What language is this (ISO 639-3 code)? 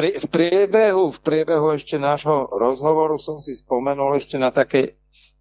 ces